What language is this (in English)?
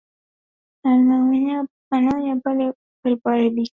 Swahili